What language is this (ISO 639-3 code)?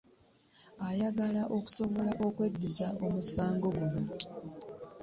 lug